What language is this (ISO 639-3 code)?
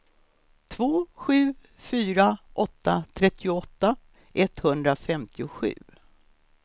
swe